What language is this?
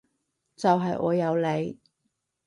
Cantonese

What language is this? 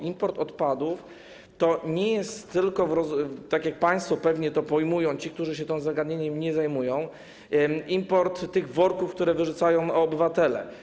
Polish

